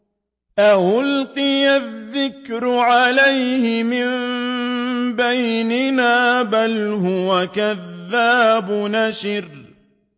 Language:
Arabic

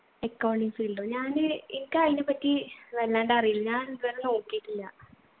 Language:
Malayalam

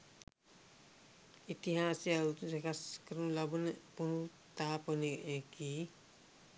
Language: Sinhala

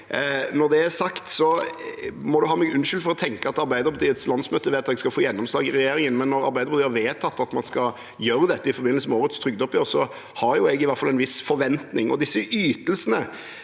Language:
Norwegian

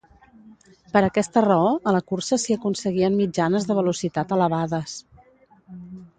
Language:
Catalan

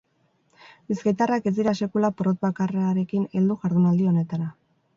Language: Basque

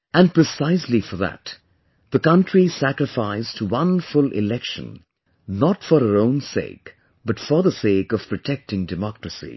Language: English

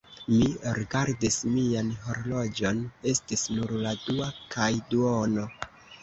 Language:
Esperanto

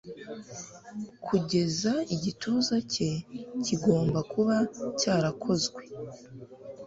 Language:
Kinyarwanda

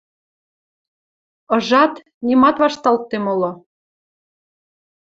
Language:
Western Mari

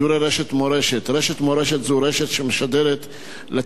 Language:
Hebrew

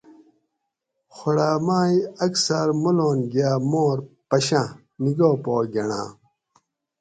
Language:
Gawri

